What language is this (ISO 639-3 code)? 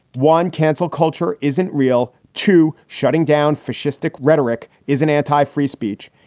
eng